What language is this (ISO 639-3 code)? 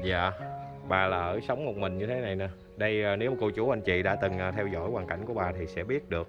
vie